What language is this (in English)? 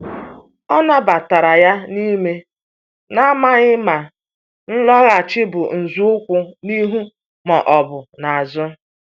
Igbo